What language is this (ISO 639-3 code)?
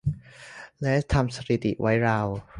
tha